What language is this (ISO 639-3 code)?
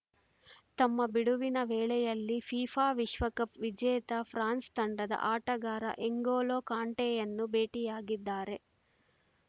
kan